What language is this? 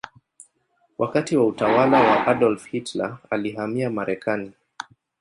Swahili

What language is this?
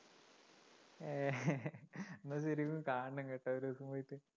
Malayalam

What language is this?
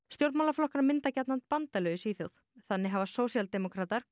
Icelandic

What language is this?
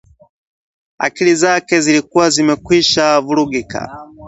Swahili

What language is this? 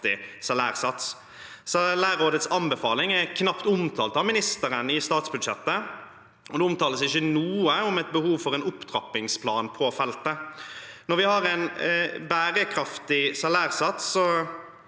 Norwegian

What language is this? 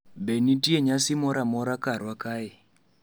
Luo (Kenya and Tanzania)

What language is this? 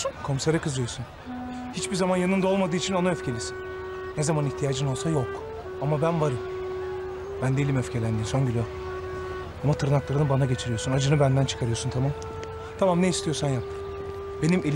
Turkish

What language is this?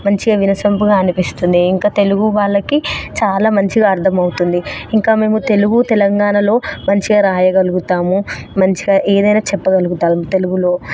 Telugu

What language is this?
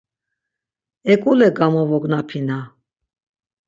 Laz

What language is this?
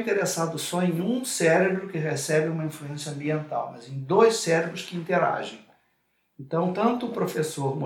Portuguese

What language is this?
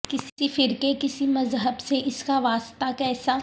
Urdu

